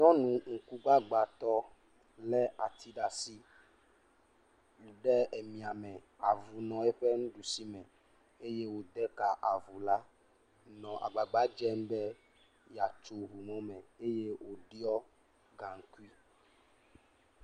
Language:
Ewe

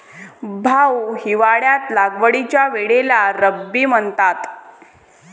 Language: Marathi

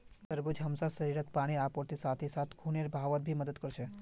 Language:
Magahi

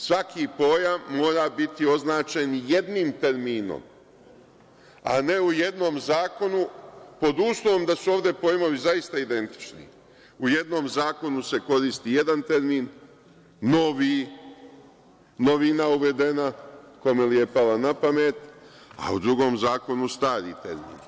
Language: Serbian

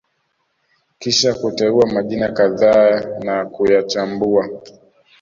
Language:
Swahili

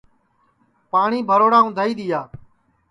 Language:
Sansi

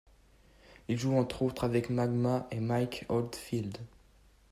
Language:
French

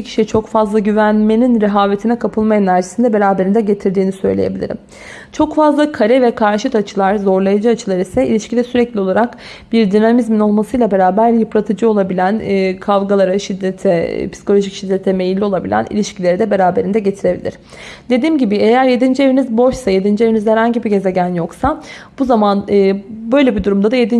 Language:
Turkish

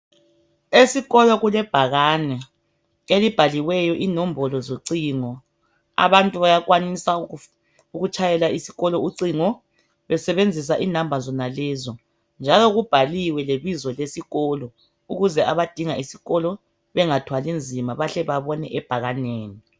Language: North Ndebele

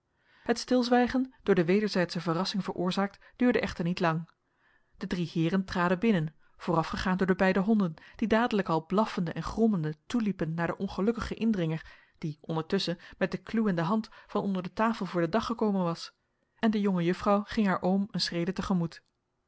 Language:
Dutch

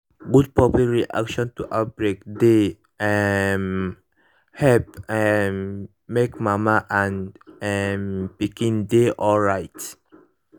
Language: Nigerian Pidgin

